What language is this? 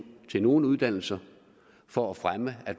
Danish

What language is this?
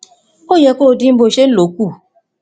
Yoruba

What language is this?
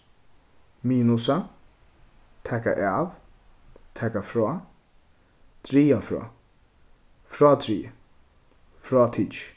Faroese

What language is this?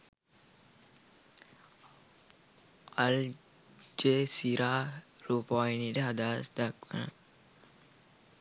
Sinhala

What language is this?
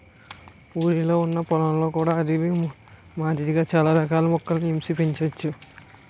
Telugu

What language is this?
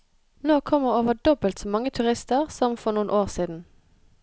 Norwegian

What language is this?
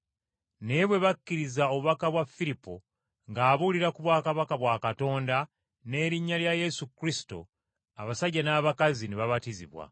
Ganda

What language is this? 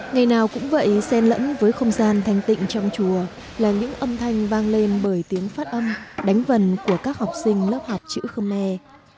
Vietnamese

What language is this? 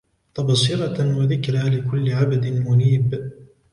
Arabic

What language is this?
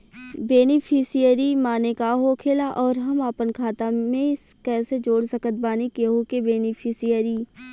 Bhojpuri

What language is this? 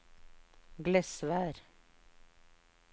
Norwegian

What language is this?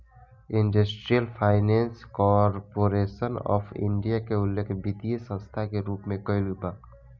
Bhojpuri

